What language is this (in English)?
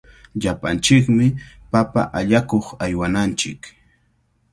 Cajatambo North Lima Quechua